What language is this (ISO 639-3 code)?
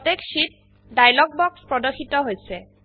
asm